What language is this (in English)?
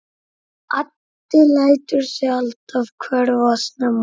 Icelandic